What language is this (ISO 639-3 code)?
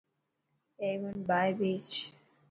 mki